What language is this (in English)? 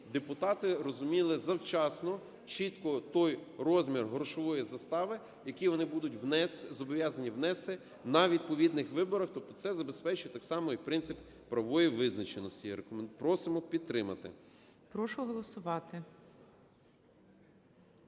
Ukrainian